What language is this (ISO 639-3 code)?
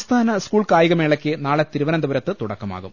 mal